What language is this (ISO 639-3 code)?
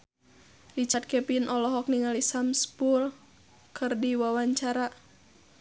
sun